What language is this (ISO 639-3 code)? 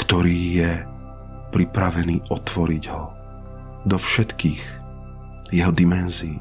slk